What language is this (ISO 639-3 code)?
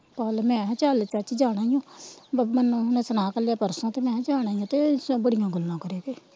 pan